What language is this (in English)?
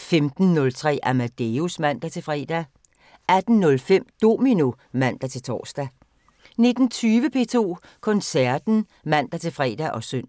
Danish